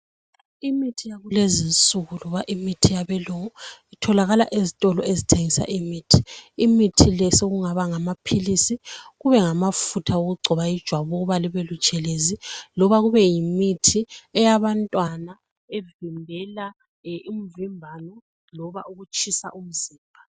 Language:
North Ndebele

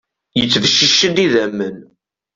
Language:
Kabyle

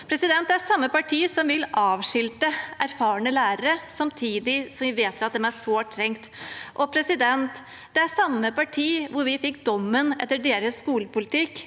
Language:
Norwegian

